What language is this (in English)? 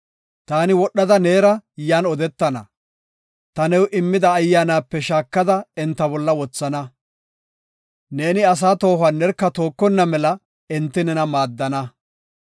Gofa